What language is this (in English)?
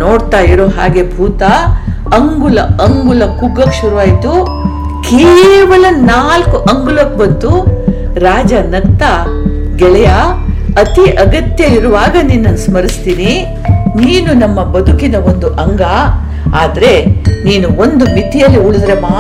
Kannada